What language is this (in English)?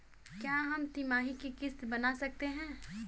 Hindi